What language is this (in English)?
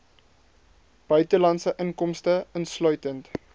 Afrikaans